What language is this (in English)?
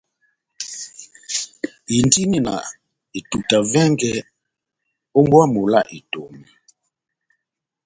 Batanga